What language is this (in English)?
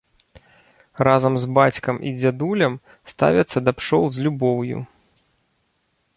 Belarusian